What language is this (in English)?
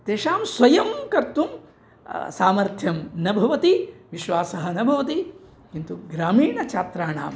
Sanskrit